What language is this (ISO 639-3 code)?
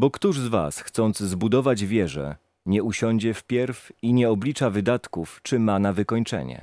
pol